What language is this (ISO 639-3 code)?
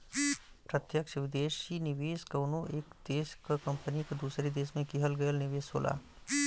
bho